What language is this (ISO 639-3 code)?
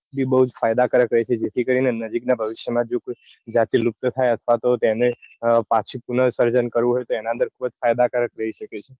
guj